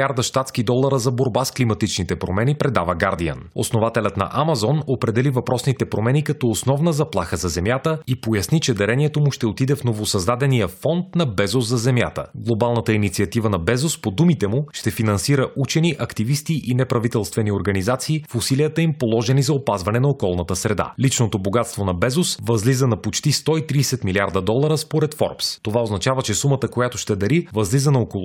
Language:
Bulgarian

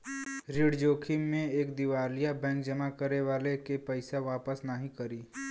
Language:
Bhojpuri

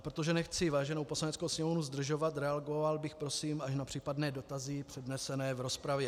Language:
Czech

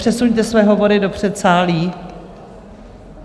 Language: Czech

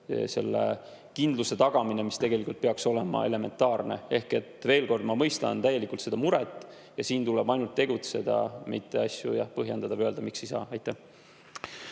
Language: Estonian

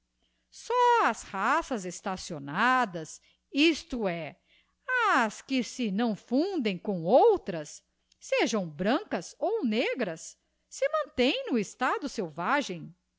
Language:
Portuguese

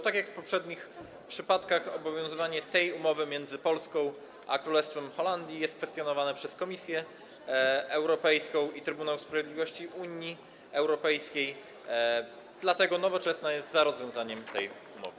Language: Polish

